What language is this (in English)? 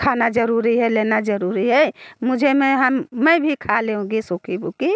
Hindi